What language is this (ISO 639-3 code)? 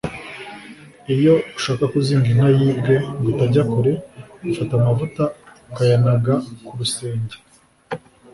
kin